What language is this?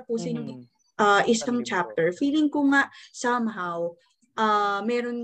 Filipino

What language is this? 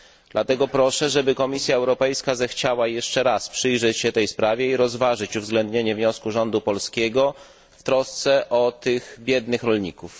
Polish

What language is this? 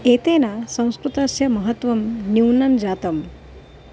Sanskrit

